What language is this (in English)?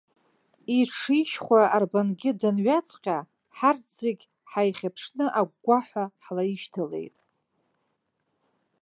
Abkhazian